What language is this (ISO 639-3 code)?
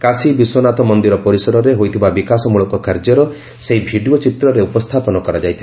ori